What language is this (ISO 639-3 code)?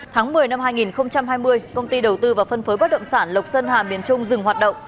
vie